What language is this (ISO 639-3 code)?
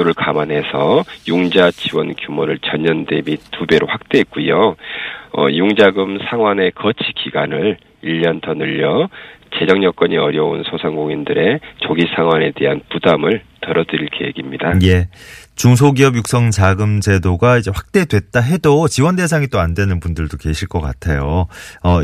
kor